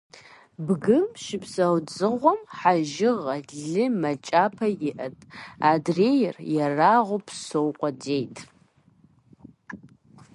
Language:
Kabardian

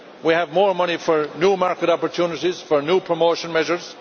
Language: English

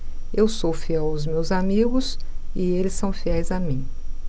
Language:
Portuguese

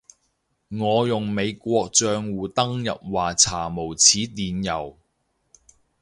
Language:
Cantonese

